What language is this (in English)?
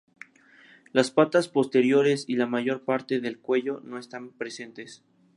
Spanish